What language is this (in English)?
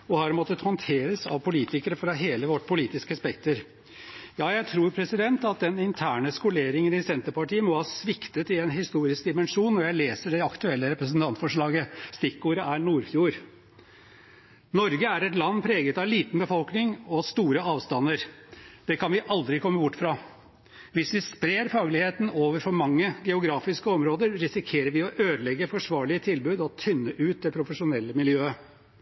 Norwegian Bokmål